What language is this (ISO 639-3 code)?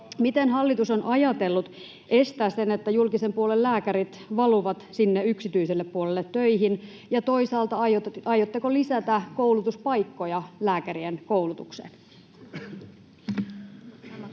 fin